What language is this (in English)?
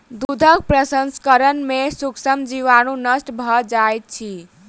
Maithili